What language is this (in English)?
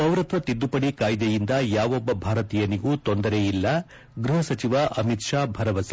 Kannada